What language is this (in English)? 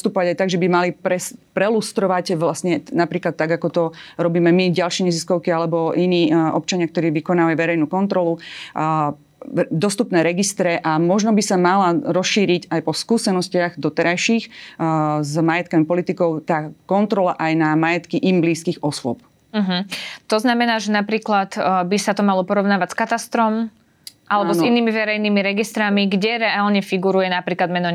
Slovak